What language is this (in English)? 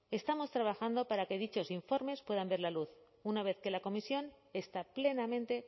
Spanish